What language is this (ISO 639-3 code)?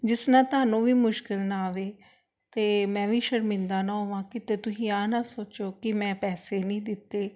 pan